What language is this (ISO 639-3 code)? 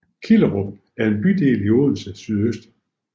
dan